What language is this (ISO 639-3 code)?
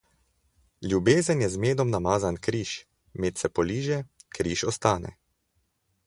slv